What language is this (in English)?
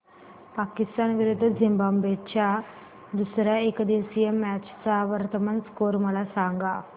Marathi